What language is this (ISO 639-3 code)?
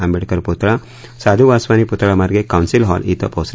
mar